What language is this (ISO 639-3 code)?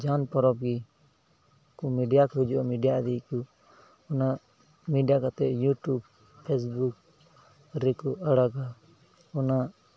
sat